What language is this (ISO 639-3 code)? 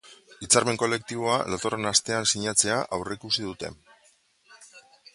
eus